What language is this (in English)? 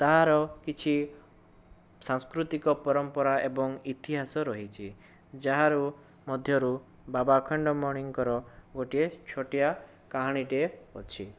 Odia